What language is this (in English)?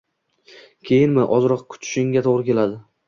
Uzbek